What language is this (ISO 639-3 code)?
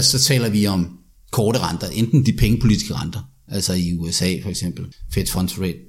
dan